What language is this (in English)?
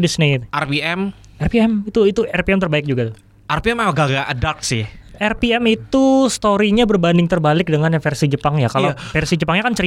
Indonesian